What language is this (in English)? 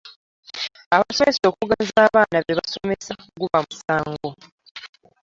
Ganda